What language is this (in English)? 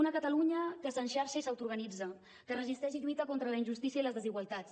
Catalan